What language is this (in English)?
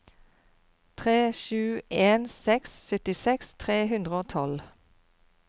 Norwegian